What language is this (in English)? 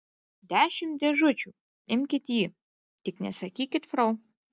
Lithuanian